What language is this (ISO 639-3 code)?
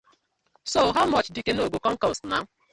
pcm